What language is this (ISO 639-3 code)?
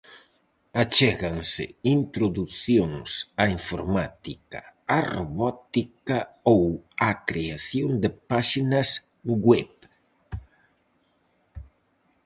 glg